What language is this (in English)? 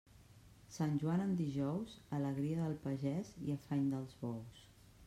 Catalan